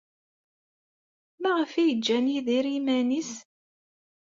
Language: Kabyle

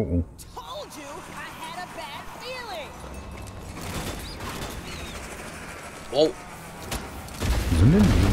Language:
German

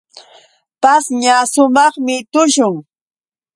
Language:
Yauyos Quechua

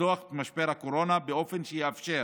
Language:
Hebrew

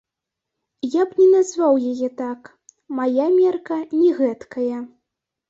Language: Belarusian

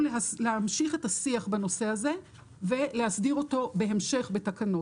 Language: Hebrew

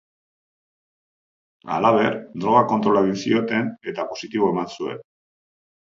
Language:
Basque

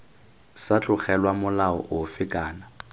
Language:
Tswana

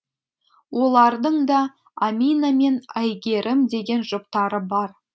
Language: Kazakh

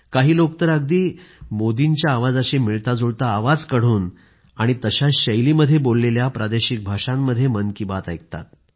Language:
Marathi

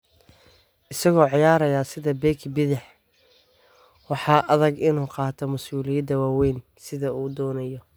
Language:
Somali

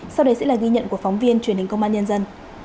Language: Vietnamese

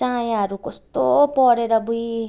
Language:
Nepali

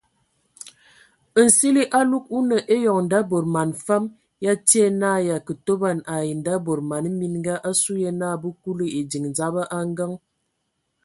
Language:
Ewondo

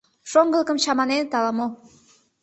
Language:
Mari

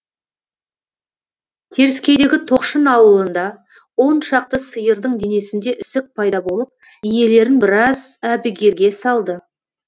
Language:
Kazakh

